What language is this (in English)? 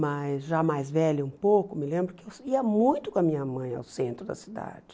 Portuguese